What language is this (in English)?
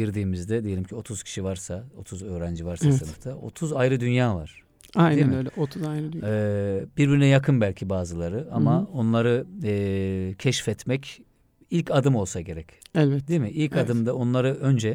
Turkish